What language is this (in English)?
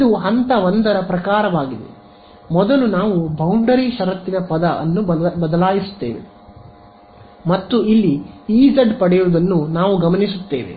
Kannada